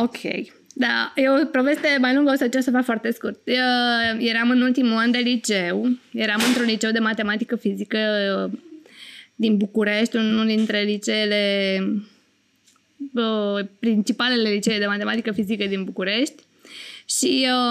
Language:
Romanian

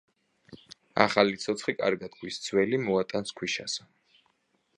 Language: Georgian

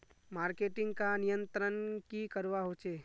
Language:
Magahi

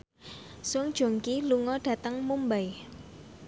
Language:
Javanese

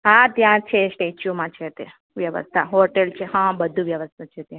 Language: Gujarati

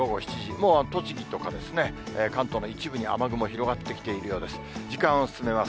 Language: Japanese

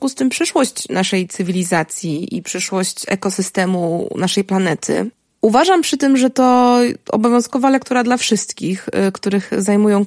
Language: Polish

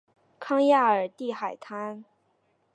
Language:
Chinese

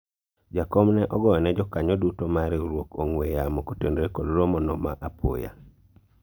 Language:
Luo (Kenya and Tanzania)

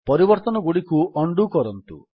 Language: Odia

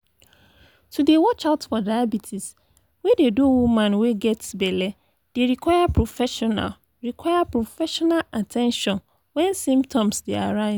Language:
Nigerian Pidgin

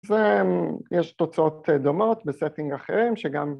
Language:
Hebrew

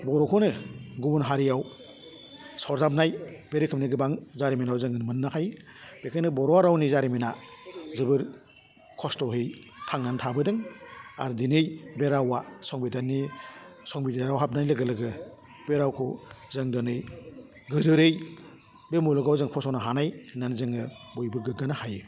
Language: Bodo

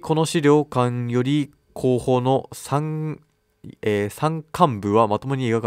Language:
Japanese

